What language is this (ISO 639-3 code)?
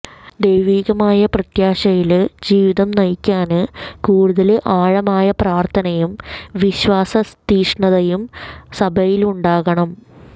mal